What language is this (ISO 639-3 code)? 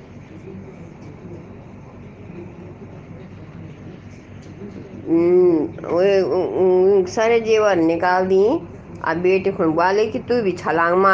hin